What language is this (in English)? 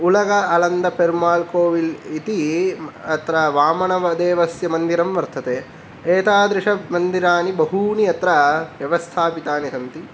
Sanskrit